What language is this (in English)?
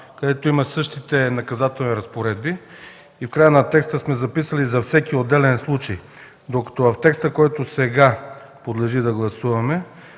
Bulgarian